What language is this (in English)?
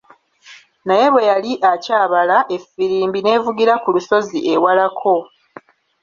Ganda